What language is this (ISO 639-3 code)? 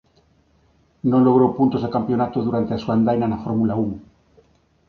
glg